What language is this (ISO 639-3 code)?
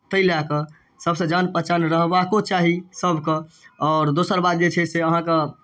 mai